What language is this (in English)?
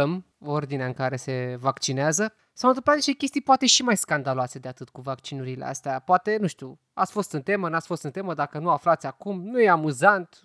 Romanian